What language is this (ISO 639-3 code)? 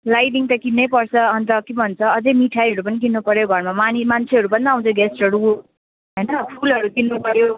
nep